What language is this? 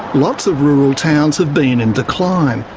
English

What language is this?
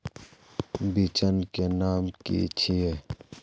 Magahi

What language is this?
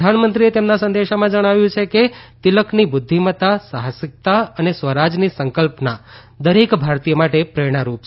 Gujarati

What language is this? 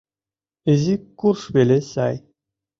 Mari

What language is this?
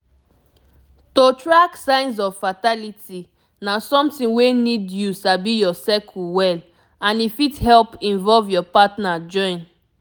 Nigerian Pidgin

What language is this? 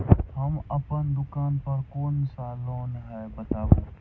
Maithili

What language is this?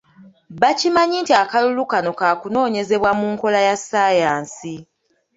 Ganda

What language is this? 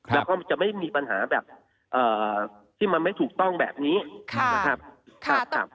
Thai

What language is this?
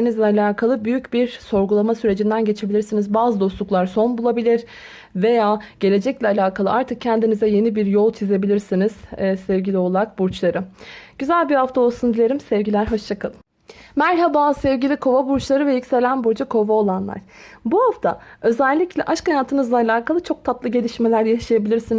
Turkish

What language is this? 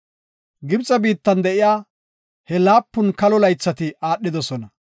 Gofa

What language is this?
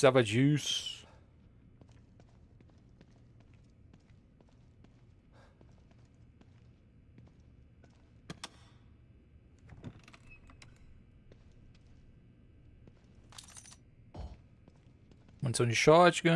Portuguese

